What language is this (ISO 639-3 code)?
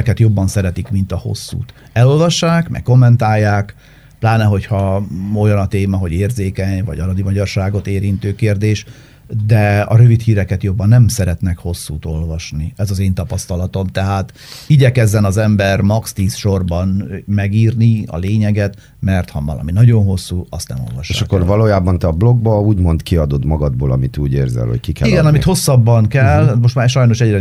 hun